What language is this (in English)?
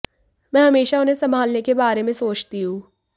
Hindi